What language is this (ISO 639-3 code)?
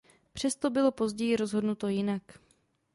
ces